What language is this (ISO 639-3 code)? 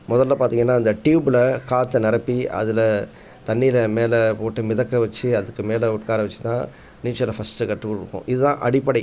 tam